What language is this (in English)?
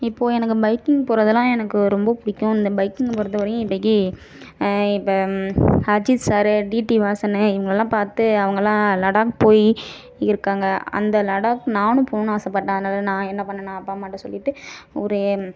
Tamil